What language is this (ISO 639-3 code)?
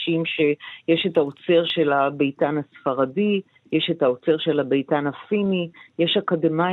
heb